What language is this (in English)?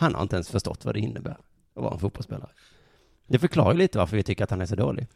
Swedish